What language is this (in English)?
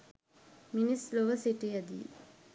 Sinhala